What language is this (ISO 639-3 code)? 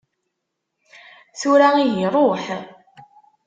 kab